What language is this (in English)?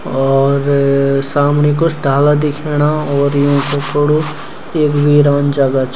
Garhwali